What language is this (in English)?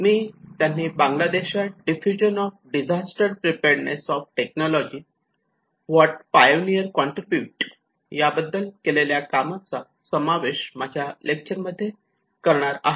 Marathi